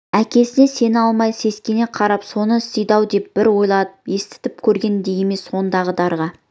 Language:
Kazakh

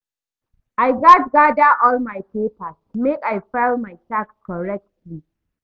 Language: Nigerian Pidgin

